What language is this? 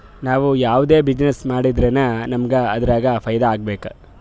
Kannada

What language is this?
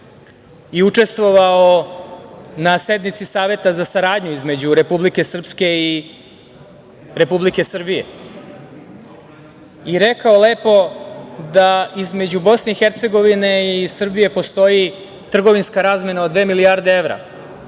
Serbian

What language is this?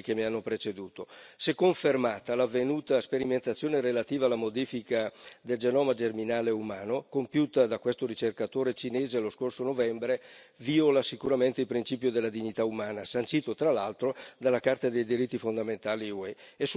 Italian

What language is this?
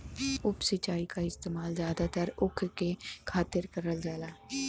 Bhojpuri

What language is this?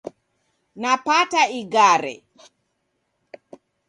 Taita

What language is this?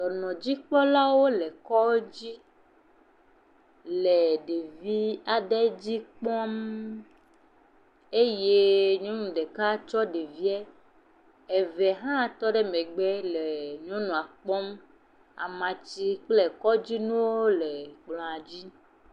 Ewe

